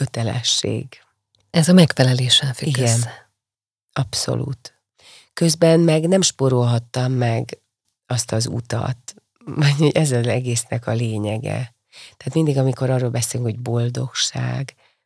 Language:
Hungarian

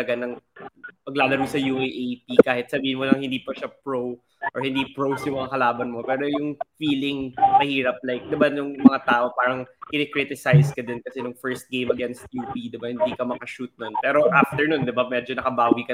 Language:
Filipino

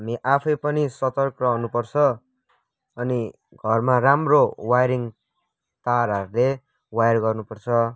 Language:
Nepali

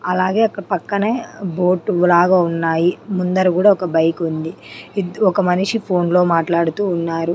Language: Telugu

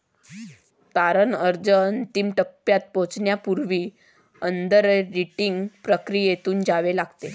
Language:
Marathi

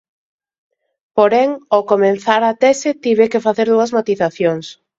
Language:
Galician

